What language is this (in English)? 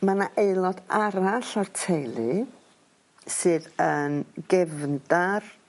Welsh